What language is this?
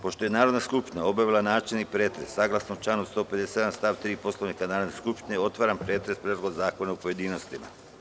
Serbian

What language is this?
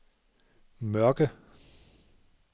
Danish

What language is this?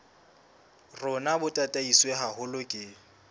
Southern Sotho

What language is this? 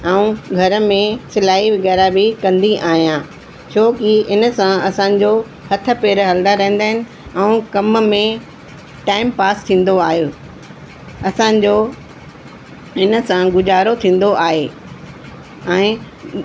Sindhi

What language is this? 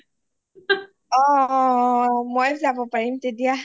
Assamese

